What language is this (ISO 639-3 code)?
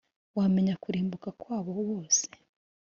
kin